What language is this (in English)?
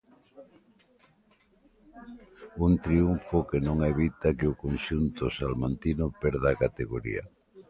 Galician